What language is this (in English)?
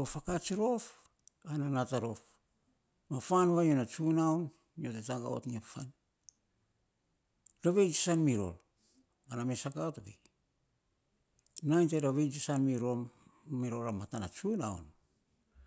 Saposa